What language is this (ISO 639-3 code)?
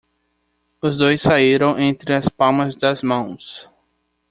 por